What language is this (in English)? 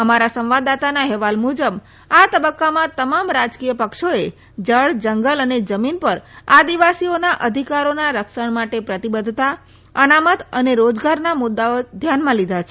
Gujarati